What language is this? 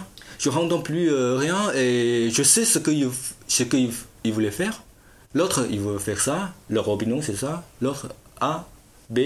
French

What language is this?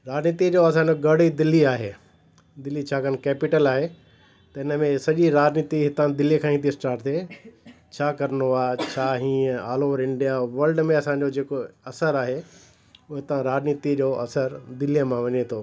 Sindhi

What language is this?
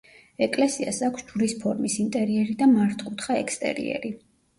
Georgian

